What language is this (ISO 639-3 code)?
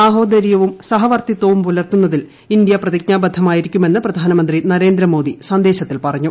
mal